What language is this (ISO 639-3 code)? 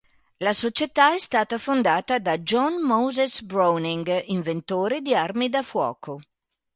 ita